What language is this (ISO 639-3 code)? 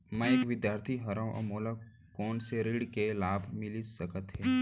hne